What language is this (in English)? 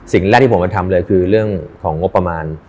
Thai